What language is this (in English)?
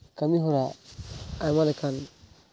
Santali